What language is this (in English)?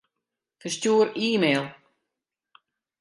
Western Frisian